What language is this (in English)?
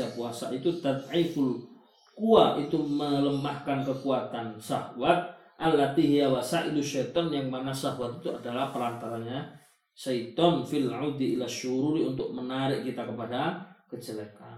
Malay